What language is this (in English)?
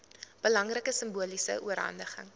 Afrikaans